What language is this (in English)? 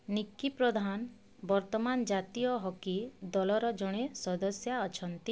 Odia